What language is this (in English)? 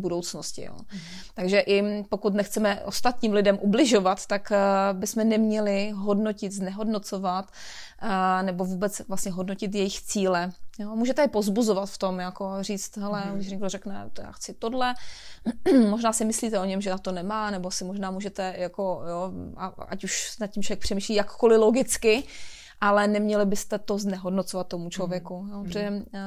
Czech